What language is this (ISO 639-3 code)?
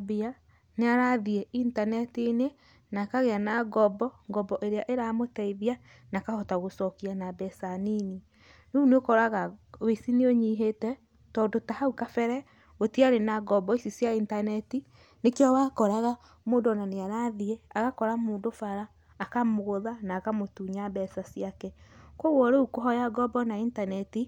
kik